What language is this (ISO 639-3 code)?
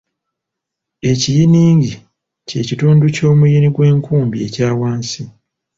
lug